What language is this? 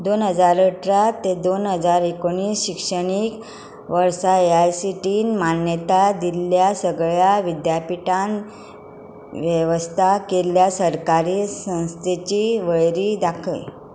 Konkani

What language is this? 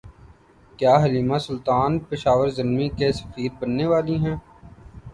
Urdu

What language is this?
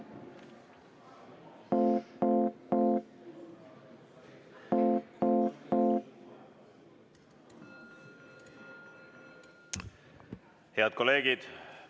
Estonian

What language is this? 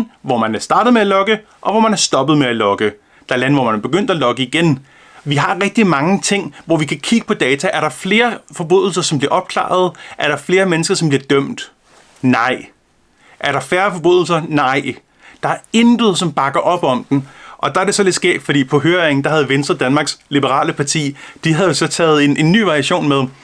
Danish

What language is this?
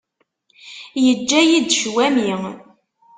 Kabyle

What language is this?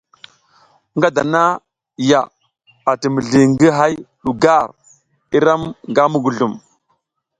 South Giziga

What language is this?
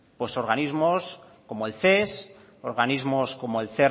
Spanish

